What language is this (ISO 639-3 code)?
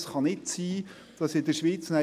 gsw